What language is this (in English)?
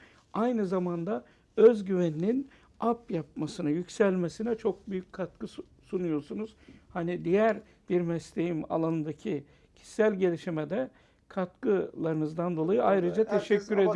Turkish